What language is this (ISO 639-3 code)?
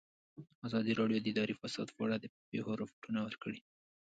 pus